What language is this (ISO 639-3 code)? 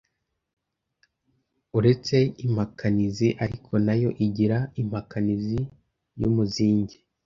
kin